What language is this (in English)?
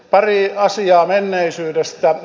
Finnish